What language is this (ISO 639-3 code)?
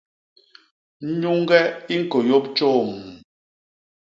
bas